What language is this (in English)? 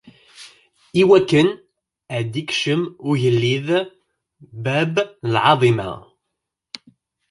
Kabyle